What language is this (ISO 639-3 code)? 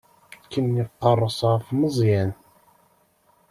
kab